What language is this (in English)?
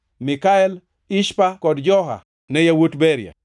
Luo (Kenya and Tanzania)